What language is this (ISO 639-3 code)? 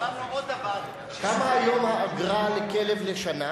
heb